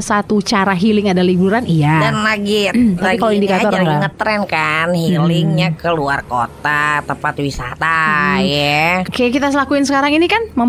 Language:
Indonesian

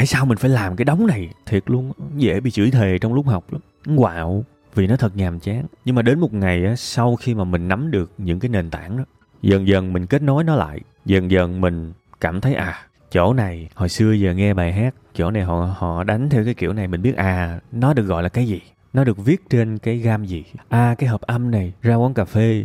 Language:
Vietnamese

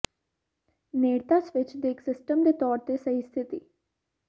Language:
Punjabi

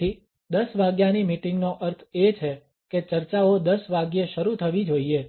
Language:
Gujarati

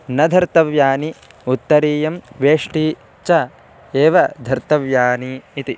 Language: Sanskrit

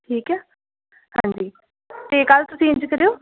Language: Punjabi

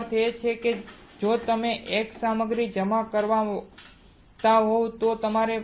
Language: Gujarati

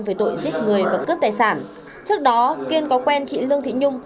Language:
Vietnamese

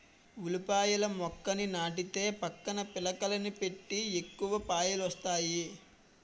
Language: Telugu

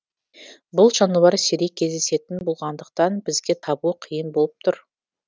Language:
Kazakh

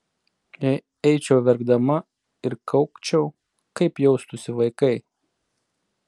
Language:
Lithuanian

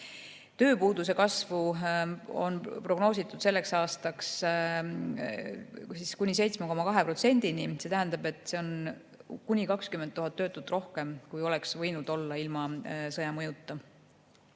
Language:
Estonian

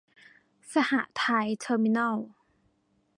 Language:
Thai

